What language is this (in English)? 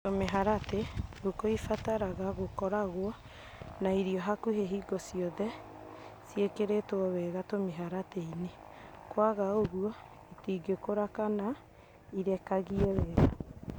Kikuyu